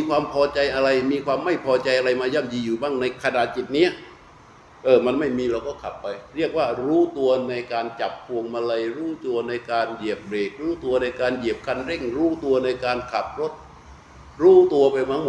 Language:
Thai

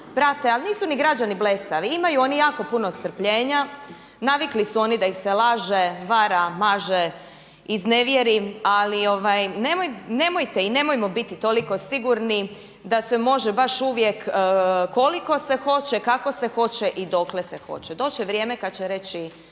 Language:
Croatian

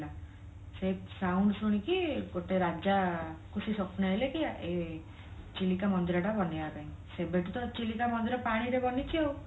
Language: Odia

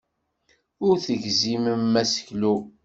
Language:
Kabyle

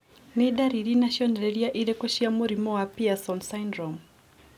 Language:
Kikuyu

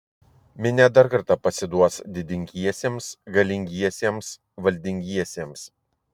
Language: Lithuanian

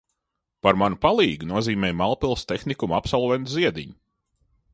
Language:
Latvian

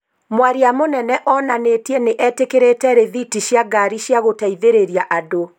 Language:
Kikuyu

